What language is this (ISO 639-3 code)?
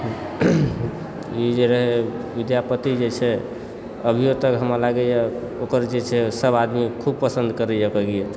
mai